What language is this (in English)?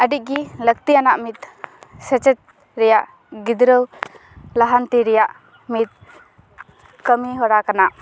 Santali